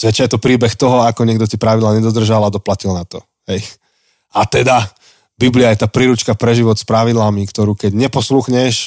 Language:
Slovak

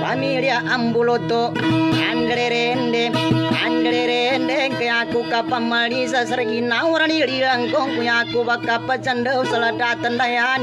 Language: Thai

